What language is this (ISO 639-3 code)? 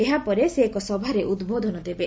ori